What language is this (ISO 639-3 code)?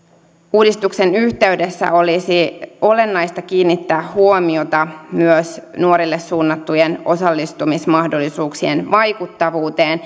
fin